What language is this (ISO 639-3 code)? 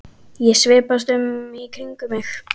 isl